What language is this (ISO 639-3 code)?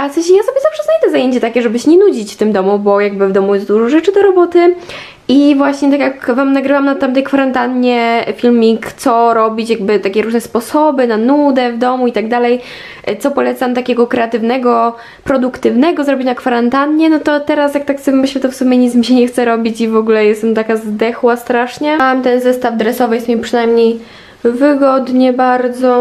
pol